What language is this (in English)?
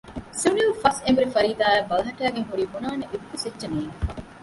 Divehi